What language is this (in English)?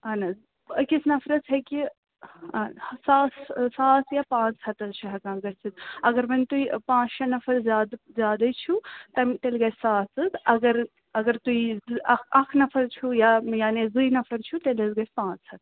Kashmiri